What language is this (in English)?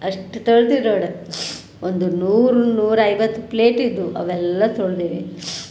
Kannada